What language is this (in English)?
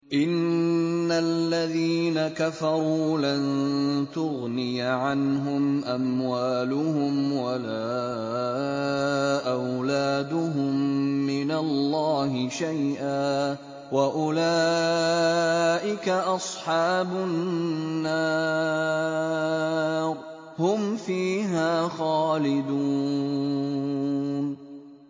Arabic